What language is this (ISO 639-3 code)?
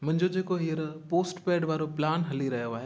snd